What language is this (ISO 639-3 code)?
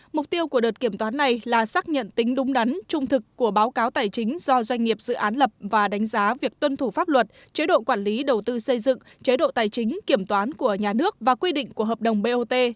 vie